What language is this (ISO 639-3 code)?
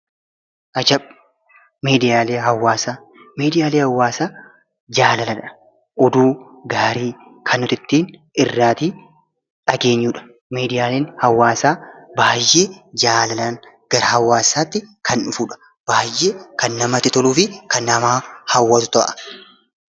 orm